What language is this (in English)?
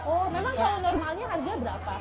Indonesian